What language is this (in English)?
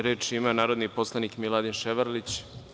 Serbian